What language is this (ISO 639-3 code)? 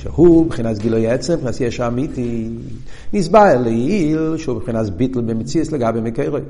heb